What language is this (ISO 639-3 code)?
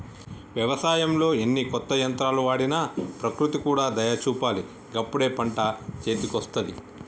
tel